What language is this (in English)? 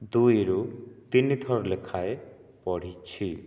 Odia